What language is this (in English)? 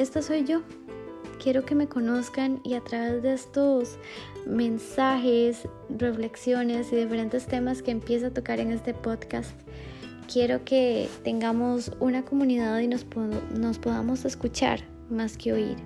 Spanish